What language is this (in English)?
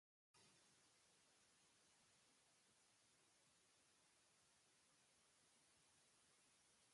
Basque